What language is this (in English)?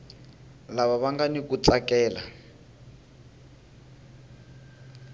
Tsonga